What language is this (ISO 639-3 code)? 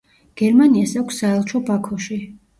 kat